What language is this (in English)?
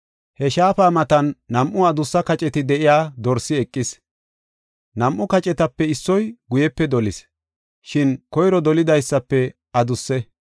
Gofa